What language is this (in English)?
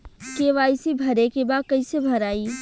Bhojpuri